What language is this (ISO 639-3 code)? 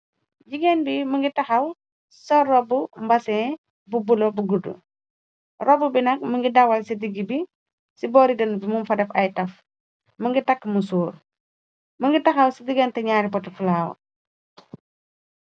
wol